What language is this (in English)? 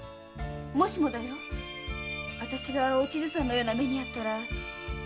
Japanese